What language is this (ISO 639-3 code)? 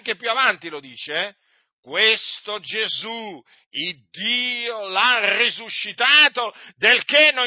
ita